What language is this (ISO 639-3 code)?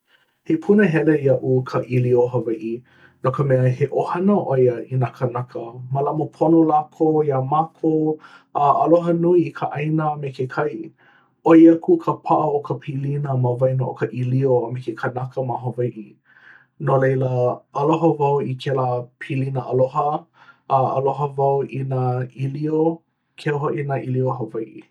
haw